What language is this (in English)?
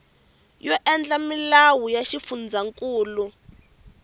Tsonga